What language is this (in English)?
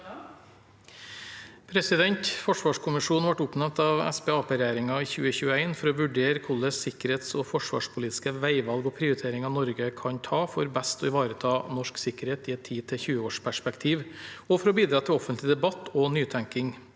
Norwegian